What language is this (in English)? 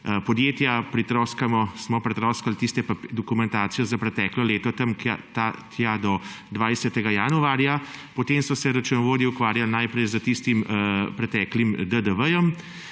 Slovenian